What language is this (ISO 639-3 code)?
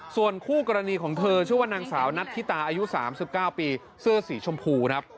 tha